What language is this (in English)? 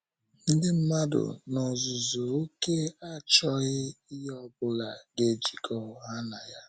Igbo